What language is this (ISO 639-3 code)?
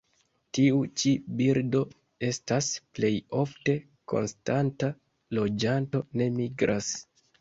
epo